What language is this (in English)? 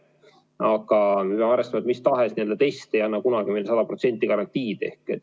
Estonian